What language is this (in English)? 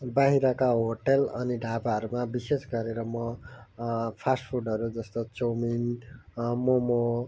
Nepali